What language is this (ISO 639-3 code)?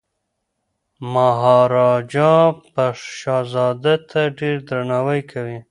pus